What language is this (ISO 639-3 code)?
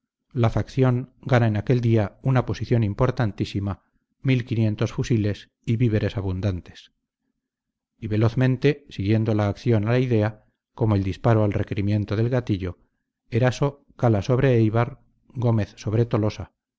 spa